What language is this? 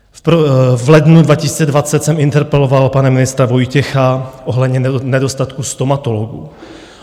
Czech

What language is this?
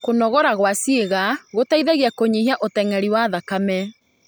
Kikuyu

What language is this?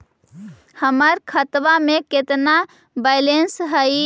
Magahi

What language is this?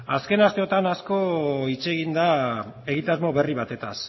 Basque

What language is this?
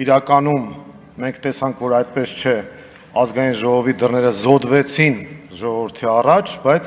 Turkish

